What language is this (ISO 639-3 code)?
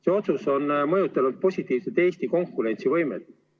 est